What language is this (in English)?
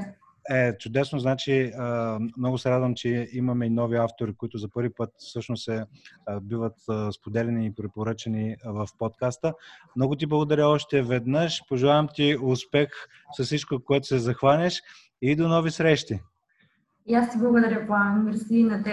Bulgarian